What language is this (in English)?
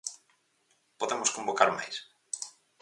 Galician